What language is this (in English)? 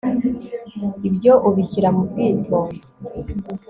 Kinyarwanda